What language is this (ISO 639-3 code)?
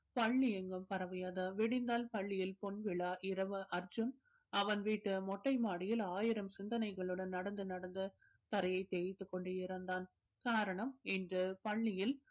tam